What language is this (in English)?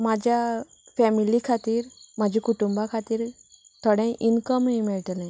Konkani